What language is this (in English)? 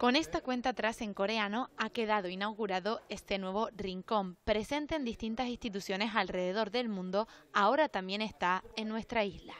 Spanish